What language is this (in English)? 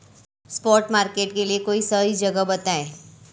Hindi